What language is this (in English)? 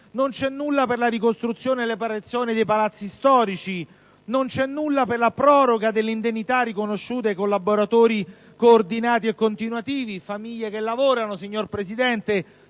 Italian